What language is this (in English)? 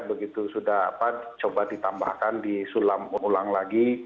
Indonesian